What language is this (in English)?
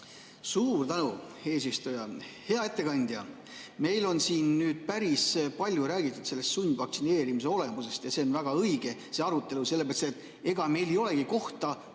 Estonian